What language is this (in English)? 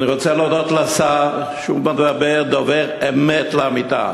Hebrew